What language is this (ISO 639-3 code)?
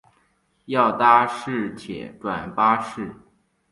zho